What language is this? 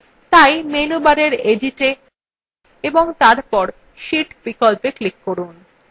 Bangla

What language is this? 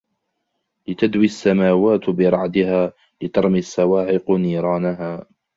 Arabic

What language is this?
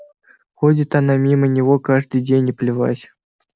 Russian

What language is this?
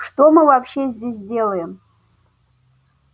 Russian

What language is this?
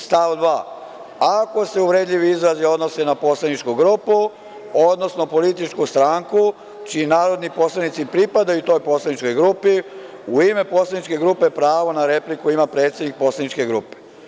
Serbian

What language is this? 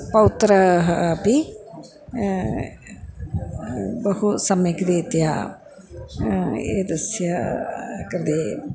Sanskrit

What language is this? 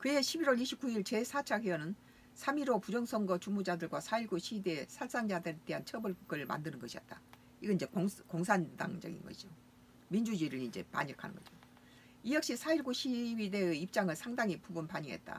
Korean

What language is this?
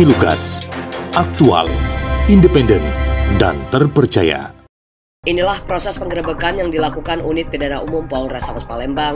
Indonesian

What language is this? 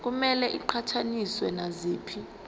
Zulu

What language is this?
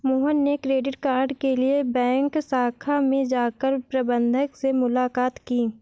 Hindi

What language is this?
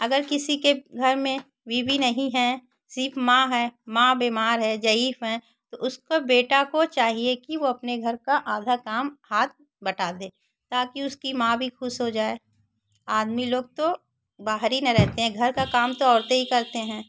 Hindi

